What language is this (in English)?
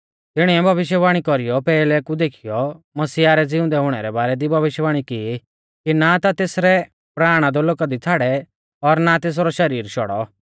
Mahasu Pahari